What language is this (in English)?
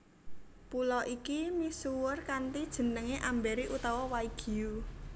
Javanese